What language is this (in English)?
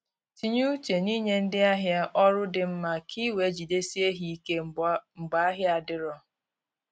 Igbo